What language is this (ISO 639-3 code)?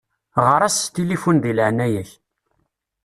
kab